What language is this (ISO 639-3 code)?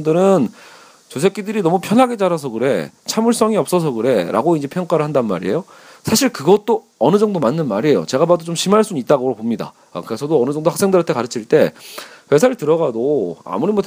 kor